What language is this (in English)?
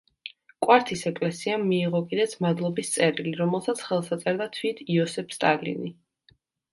Georgian